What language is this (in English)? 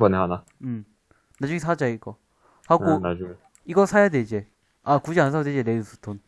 Korean